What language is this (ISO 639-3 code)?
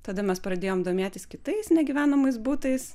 lit